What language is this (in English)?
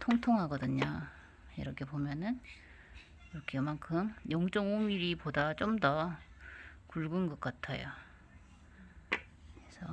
Korean